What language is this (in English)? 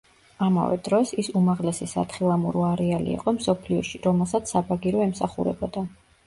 Georgian